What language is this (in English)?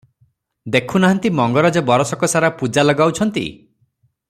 Odia